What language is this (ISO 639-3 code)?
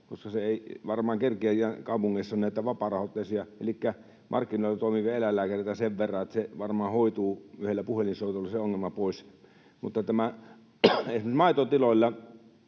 fin